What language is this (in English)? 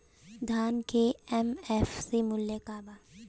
Bhojpuri